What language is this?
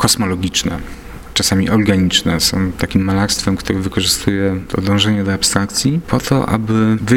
Polish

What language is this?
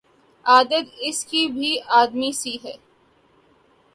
Urdu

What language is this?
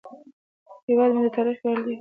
Pashto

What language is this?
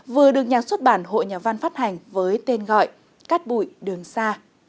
Vietnamese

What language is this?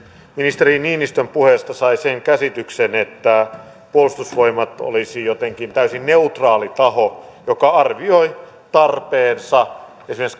Finnish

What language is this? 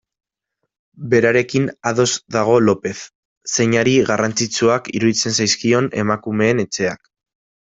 Basque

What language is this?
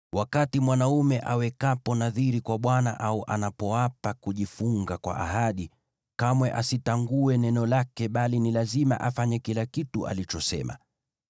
Swahili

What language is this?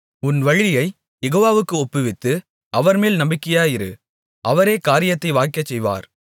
Tamil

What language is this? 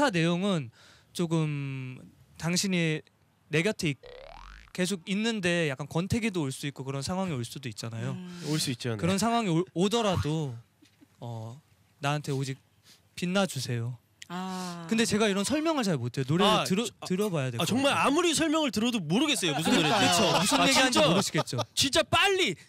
Korean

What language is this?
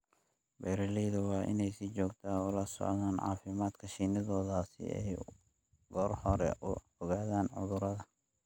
Somali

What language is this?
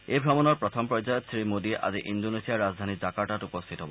Assamese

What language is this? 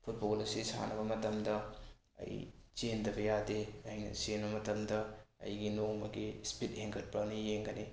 Manipuri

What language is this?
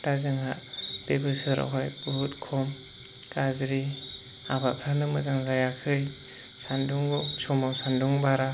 Bodo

